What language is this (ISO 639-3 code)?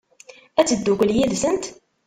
kab